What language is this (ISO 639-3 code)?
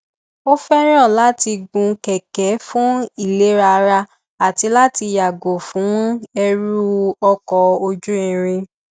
yor